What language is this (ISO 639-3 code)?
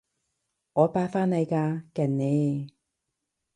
yue